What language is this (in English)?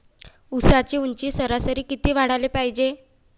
Marathi